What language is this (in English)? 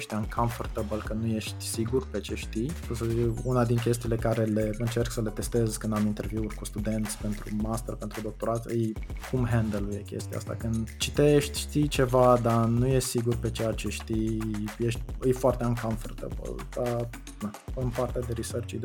Romanian